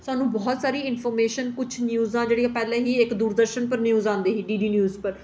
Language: Dogri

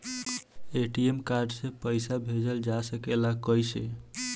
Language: Bhojpuri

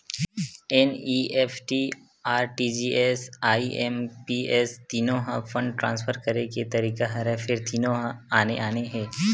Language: Chhattisgarhi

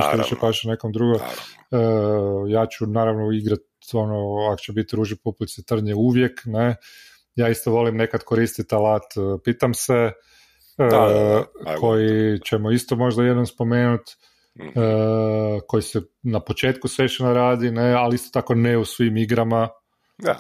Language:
Croatian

